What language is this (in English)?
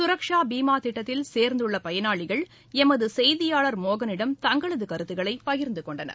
Tamil